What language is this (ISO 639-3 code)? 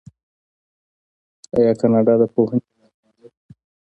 pus